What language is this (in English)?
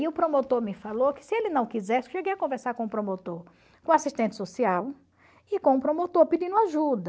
Portuguese